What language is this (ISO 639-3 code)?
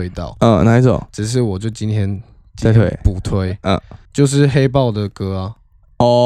zho